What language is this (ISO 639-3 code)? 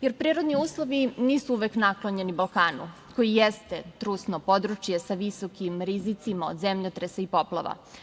srp